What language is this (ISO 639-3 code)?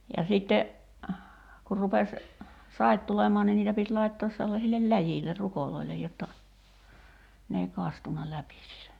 fin